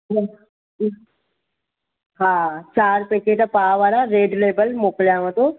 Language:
Sindhi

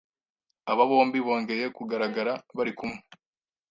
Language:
Kinyarwanda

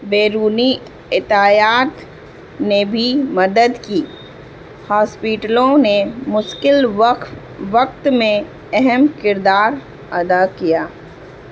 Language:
Urdu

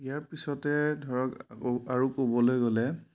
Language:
Assamese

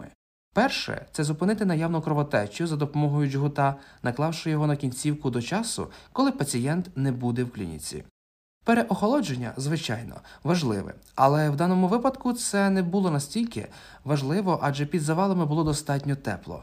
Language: Ukrainian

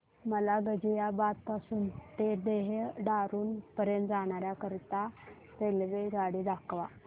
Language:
Marathi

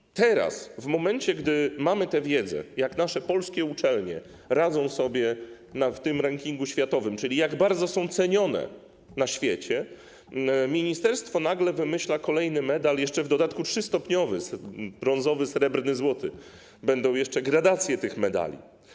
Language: Polish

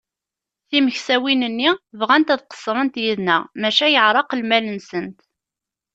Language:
Kabyle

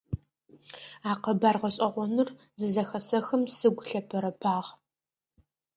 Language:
Adyghe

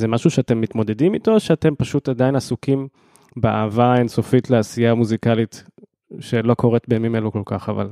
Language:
Hebrew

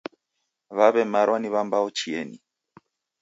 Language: Taita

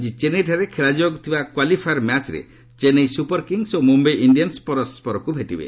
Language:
Odia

